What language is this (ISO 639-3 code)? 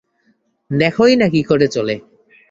ben